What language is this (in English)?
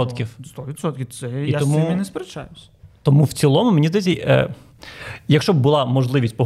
Ukrainian